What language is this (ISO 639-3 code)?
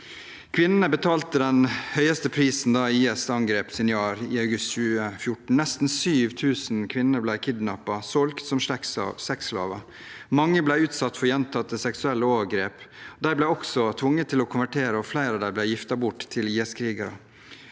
nor